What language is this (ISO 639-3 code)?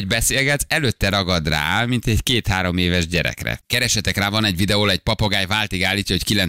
hun